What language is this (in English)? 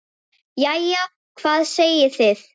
Icelandic